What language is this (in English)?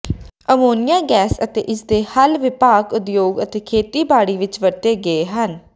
Punjabi